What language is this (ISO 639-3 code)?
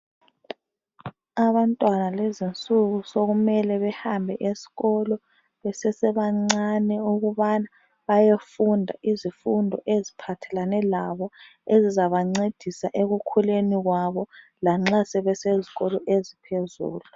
nde